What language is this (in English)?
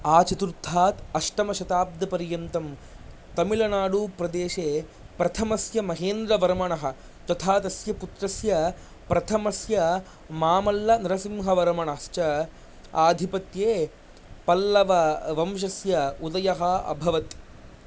Sanskrit